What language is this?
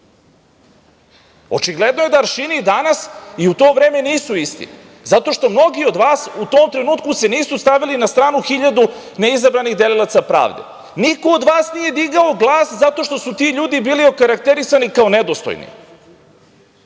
Serbian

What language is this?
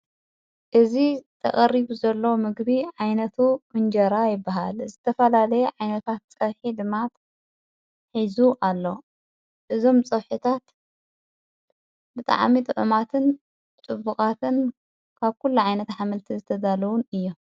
Tigrinya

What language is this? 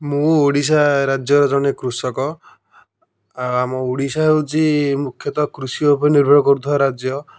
Odia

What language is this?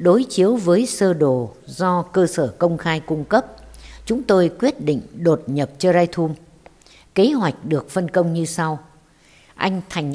Vietnamese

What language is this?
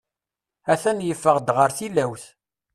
Kabyle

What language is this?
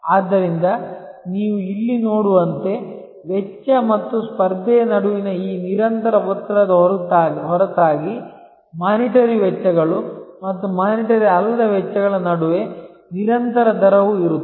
Kannada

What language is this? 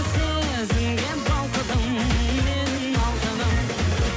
Kazakh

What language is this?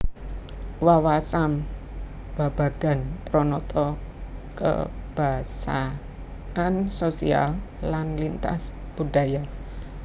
Javanese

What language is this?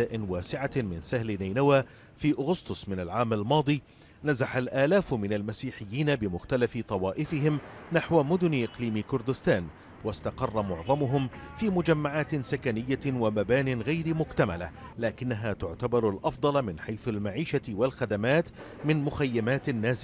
Arabic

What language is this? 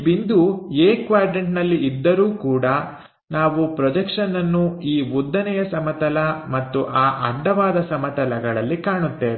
Kannada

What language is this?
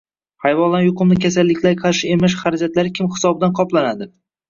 Uzbek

